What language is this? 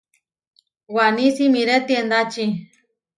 Huarijio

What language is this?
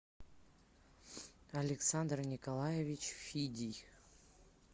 Russian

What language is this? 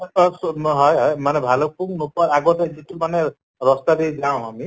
Assamese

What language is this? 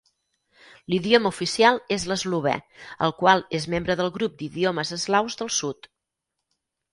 Catalan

